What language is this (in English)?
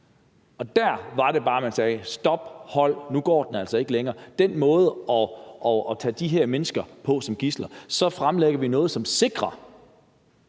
Danish